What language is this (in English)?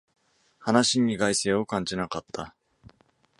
Japanese